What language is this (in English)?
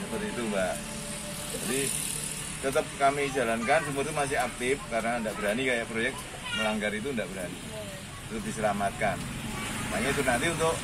Indonesian